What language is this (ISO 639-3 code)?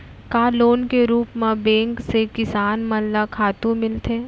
hne